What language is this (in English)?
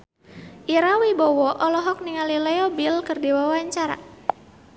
Sundanese